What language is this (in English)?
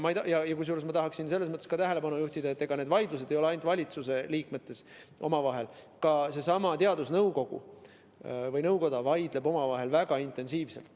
Estonian